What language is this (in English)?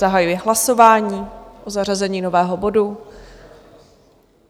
Czech